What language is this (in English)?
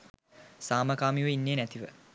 Sinhala